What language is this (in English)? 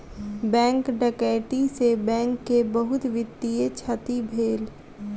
Maithili